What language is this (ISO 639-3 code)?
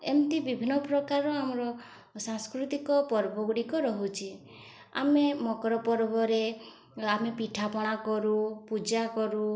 ori